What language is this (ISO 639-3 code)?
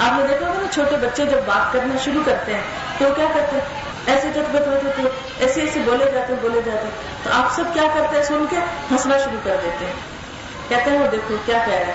urd